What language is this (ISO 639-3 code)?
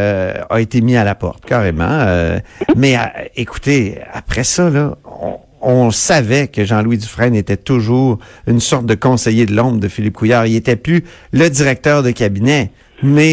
fra